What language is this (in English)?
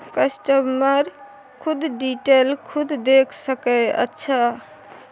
Maithili